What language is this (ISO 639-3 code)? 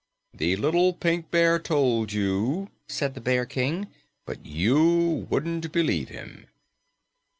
eng